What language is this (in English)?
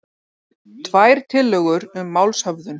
Icelandic